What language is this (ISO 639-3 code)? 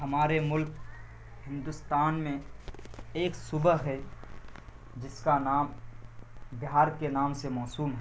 urd